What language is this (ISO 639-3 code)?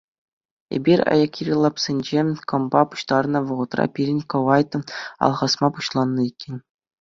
chv